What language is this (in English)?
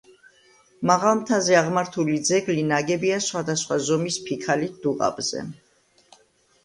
Georgian